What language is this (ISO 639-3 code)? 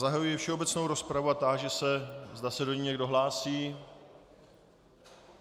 ces